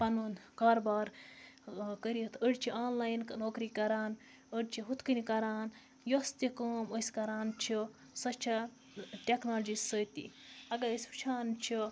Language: Kashmiri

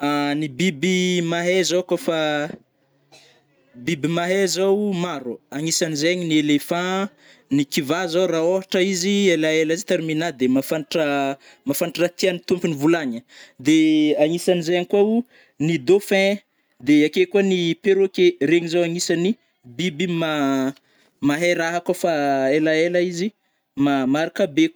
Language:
Northern Betsimisaraka Malagasy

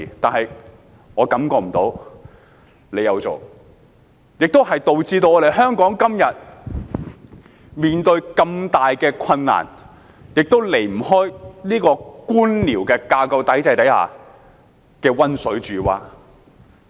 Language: Cantonese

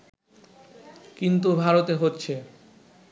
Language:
Bangla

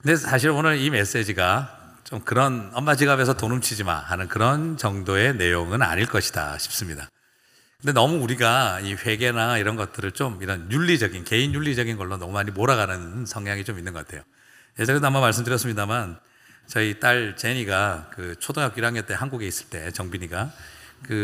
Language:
Korean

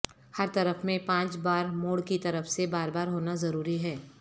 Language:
Urdu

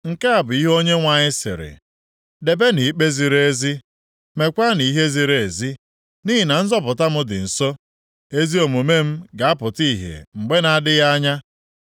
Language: Igbo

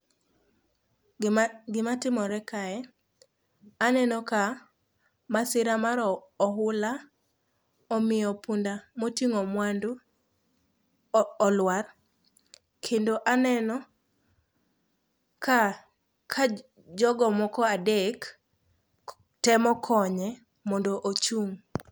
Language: Luo (Kenya and Tanzania)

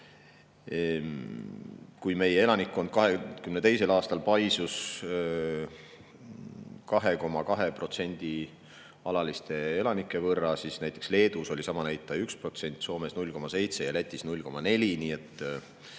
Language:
Estonian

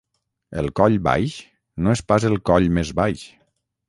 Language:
Catalan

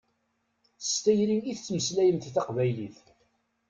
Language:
Kabyle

